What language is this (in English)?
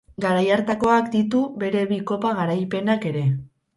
Basque